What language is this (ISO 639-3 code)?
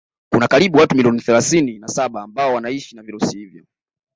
swa